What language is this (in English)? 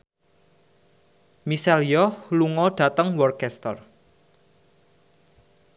Javanese